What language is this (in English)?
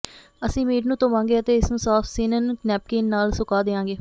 Punjabi